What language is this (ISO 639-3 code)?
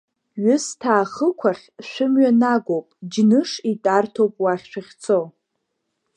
abk